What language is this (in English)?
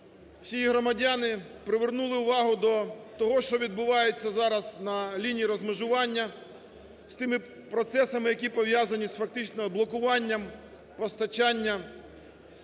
Ukrainian